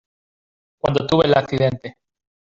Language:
Spanish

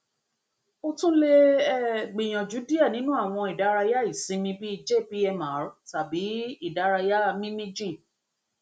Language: Yoruba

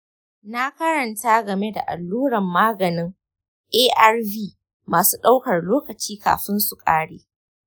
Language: Hausa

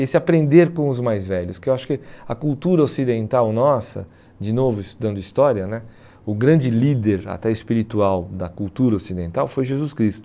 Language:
Portuguese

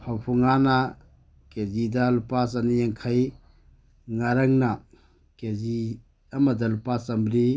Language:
Manipuri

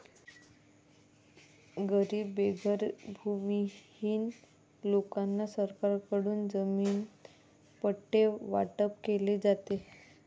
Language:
Marathi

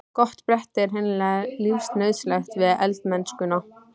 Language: Icelandic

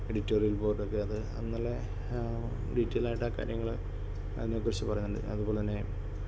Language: Malayalam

